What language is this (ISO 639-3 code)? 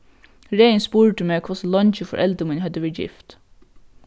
fao